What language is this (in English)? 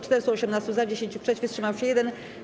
Polish